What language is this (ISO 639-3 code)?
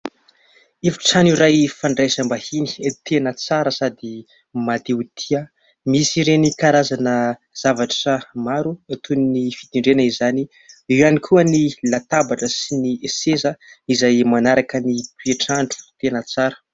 mlg